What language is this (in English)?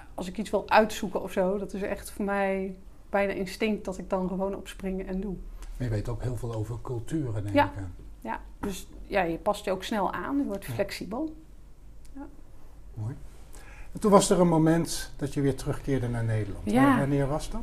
Dutch